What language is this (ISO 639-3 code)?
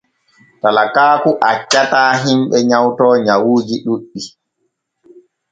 fue